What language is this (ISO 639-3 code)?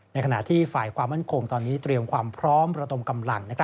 tha